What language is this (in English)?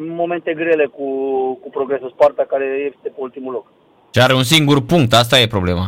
Romanian